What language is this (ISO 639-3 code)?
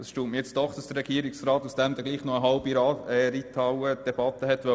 gsw